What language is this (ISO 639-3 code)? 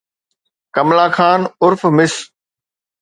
snd